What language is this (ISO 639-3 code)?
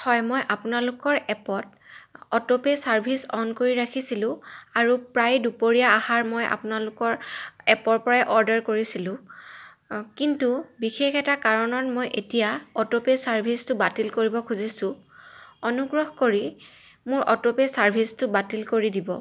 asm